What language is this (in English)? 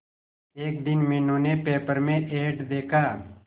Hindi